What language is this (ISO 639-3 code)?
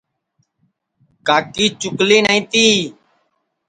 ssi